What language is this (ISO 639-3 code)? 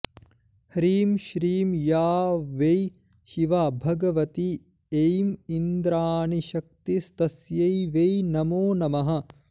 san